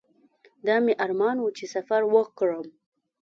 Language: Pashto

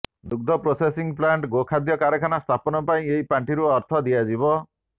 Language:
Odia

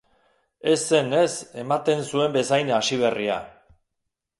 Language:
Basque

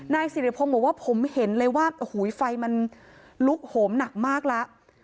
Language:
Thai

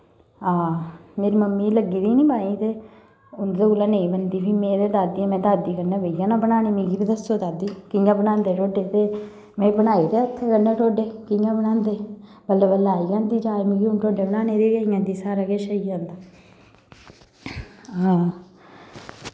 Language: Dogri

